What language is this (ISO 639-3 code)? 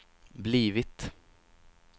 swe